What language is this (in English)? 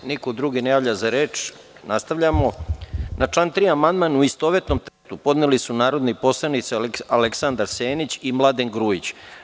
Serbian